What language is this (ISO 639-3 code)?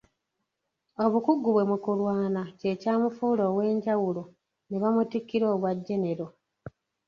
lug